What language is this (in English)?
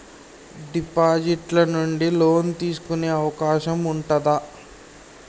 Telugu